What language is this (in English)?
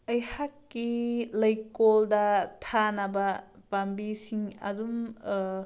Manipuri